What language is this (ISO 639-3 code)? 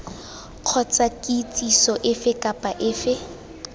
tsn